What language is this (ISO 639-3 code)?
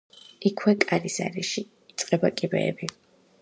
kat